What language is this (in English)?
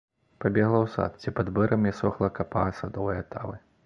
Belarusian